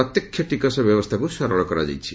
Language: Odia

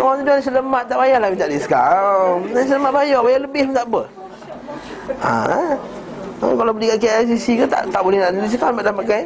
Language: Malay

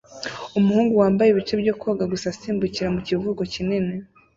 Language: Kinyarwanda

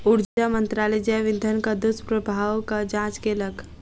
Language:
Maithili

